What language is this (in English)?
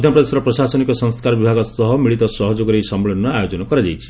Odia